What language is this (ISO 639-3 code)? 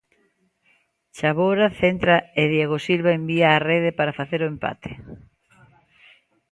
glg